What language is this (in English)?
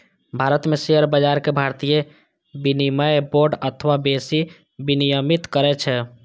Maithili